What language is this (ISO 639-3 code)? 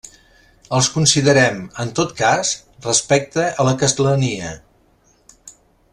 cat